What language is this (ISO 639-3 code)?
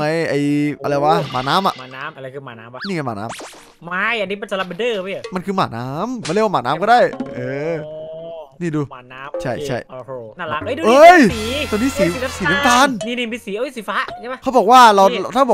tha